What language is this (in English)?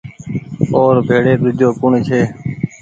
Goaria